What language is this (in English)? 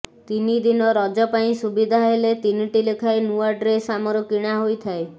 Odia